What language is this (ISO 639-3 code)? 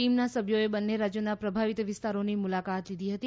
guj